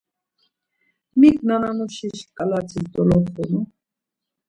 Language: Laz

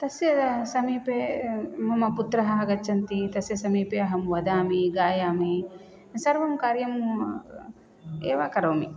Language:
Sanskrit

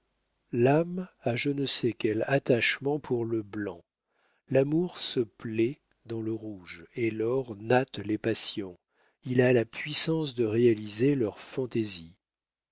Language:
French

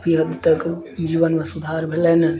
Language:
Maithili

